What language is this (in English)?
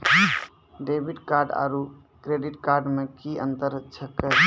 Maithili